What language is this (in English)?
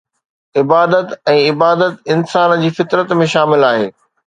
Sindhi